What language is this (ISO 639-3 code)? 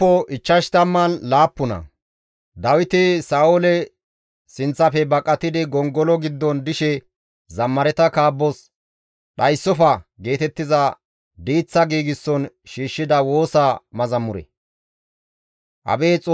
gmv